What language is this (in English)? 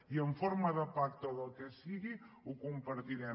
Catalan